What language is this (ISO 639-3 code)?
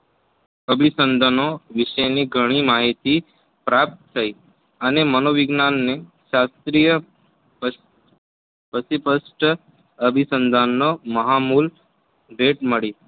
guj